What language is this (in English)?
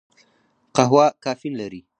Pashto